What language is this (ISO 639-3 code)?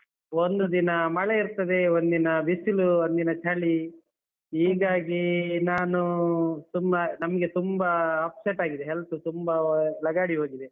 kan